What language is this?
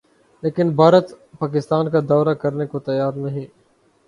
Urdu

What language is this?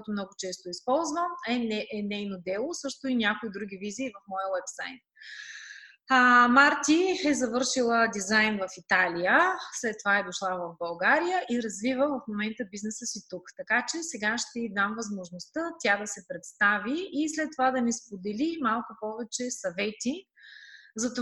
Bulgarian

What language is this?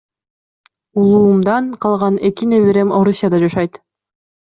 Kyrgyz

